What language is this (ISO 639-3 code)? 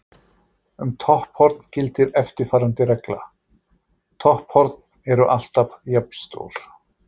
isl